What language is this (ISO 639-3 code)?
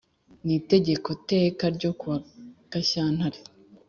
kin